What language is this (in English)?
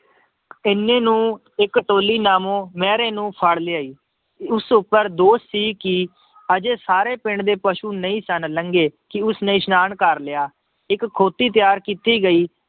Punjabi